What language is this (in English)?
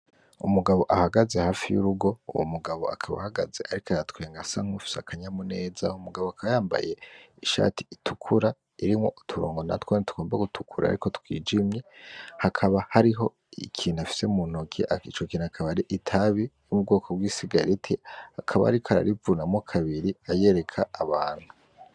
Rundi